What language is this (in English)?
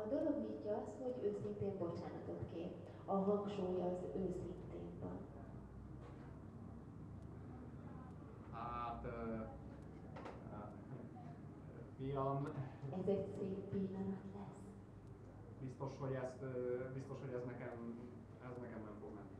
Hungarian